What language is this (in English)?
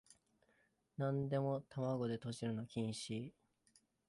Japanese